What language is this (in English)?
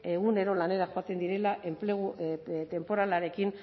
Basque